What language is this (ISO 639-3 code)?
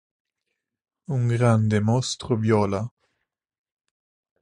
ita